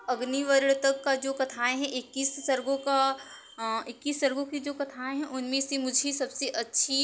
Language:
Hindi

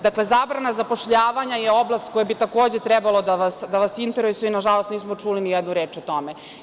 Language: Serbian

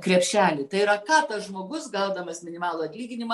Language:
Lithuanian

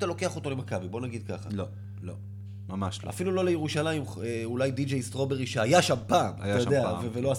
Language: Hebrew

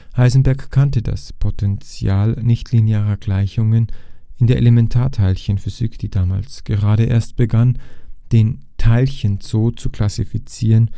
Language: German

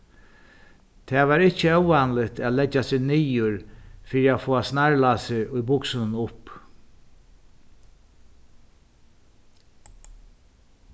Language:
Faroese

